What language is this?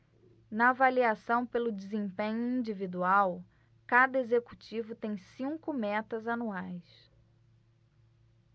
Portuguese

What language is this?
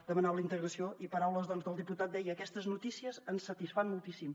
Catalan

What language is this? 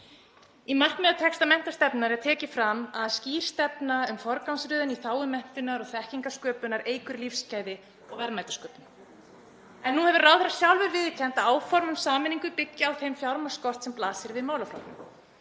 Icelandic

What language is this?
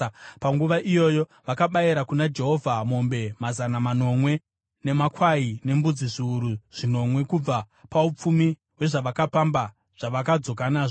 Shona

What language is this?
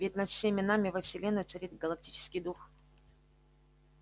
Russian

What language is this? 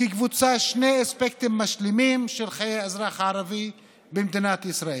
Hebrew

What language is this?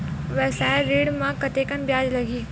Chhattisgarhi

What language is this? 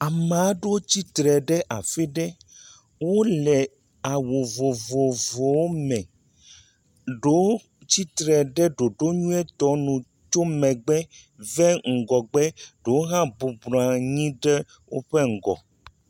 Ewe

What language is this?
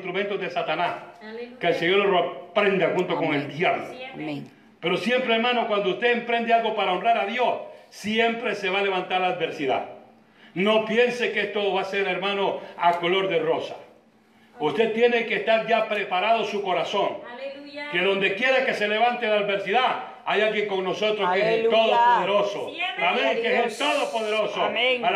Spanish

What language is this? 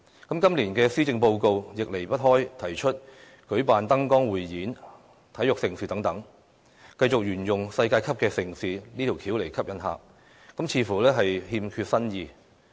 Cantonese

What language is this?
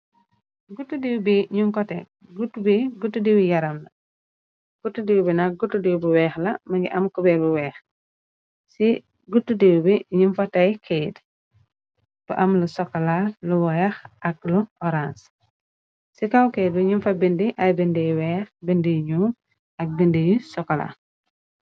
Wolof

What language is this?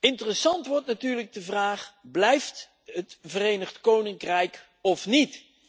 Dutch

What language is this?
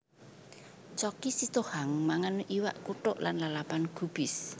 Javanese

